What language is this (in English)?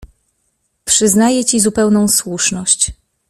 Polish